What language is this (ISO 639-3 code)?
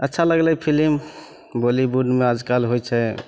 mai